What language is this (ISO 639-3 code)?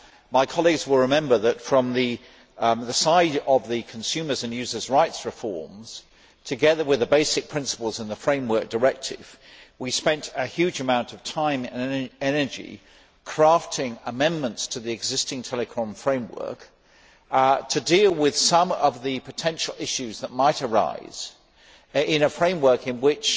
eng